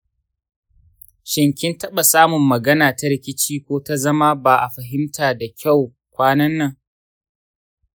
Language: Hausa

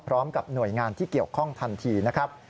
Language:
Thai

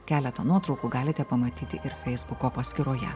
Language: Lithuanian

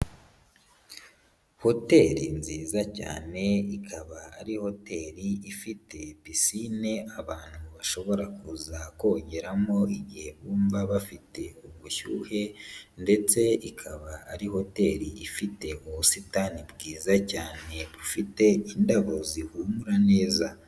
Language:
Kinyarwanda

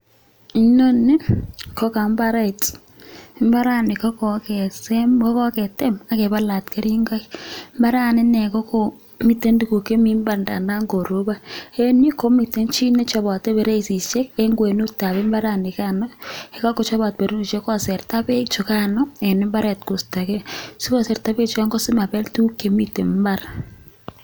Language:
Kalenjin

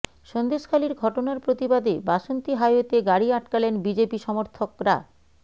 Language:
Bangla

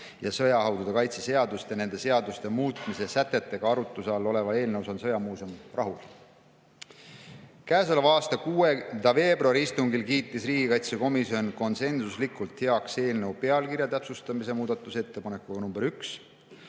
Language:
Estonian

